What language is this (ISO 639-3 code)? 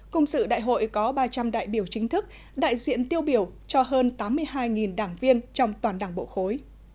vie